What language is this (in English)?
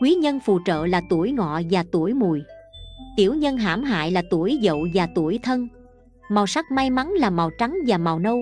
Vietnamese